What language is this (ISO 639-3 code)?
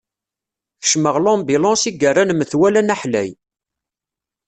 kab